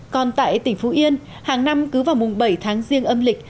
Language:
Vietnamese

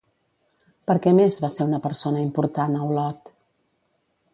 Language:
Catalan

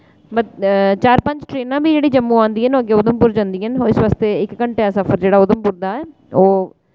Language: Dogri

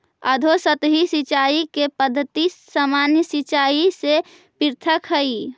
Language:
Magahi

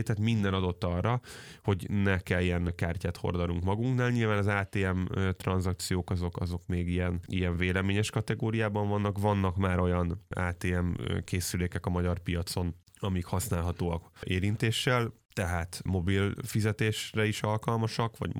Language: Hungarian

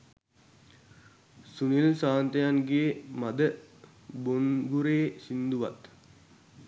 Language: Sinhala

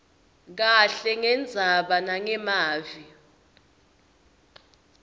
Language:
Swati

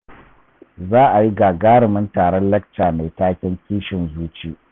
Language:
Hausa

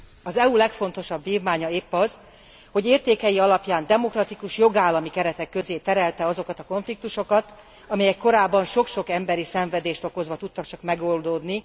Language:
Hungarian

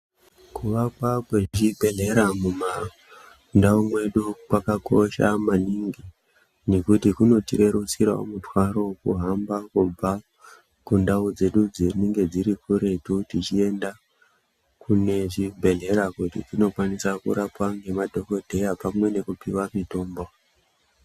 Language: Ndau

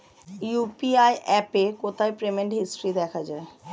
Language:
Bangla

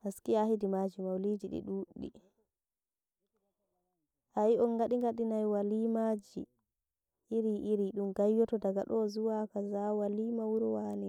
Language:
Nigerian Fulfulde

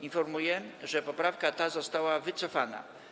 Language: Polish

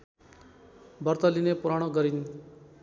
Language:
Nepali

